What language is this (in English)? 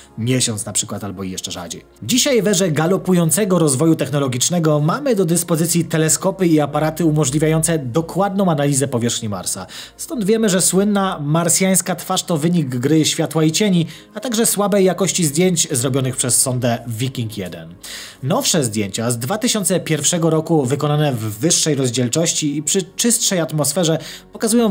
Polish